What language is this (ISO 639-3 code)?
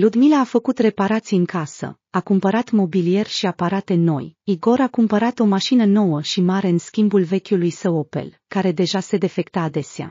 ron